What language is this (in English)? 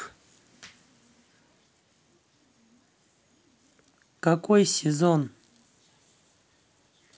Russian